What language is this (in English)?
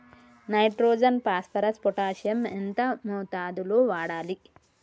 Telugu